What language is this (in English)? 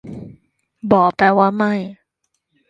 Thai